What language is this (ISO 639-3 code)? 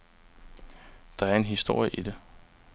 dan